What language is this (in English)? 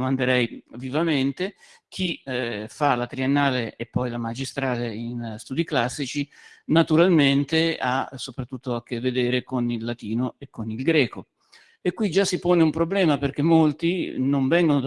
Italian